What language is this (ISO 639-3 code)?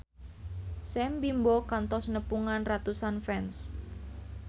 sun